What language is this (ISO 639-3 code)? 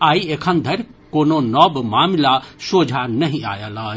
mai